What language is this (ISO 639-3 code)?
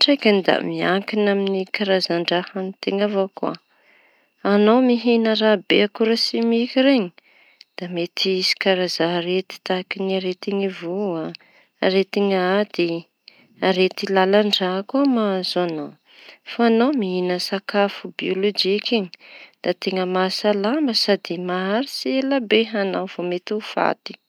txy